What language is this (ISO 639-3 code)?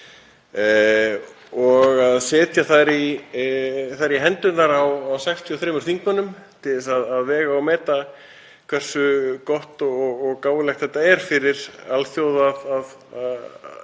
isl